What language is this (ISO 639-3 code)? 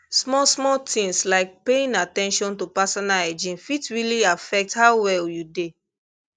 pcm